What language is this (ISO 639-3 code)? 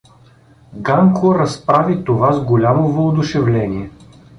bul